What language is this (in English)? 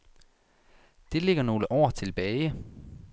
Danish